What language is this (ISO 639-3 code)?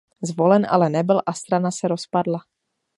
ces